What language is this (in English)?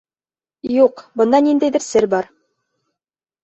Bashkir